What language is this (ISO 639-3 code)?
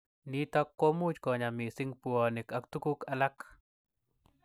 kln